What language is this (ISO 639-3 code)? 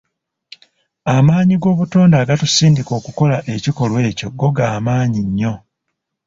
lug